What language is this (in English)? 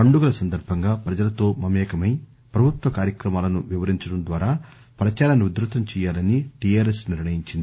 Telugu